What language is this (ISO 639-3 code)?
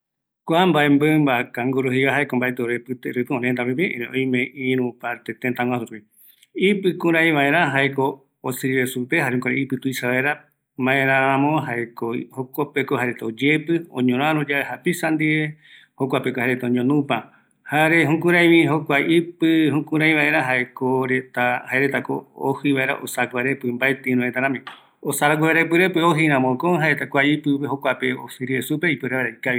gui